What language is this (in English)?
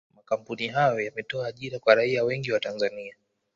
Swahili